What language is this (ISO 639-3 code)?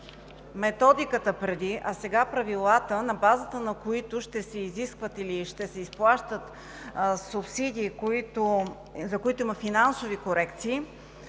bul